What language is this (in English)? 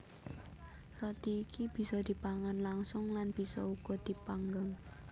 Javanese